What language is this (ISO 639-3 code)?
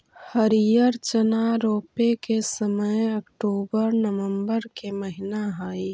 mag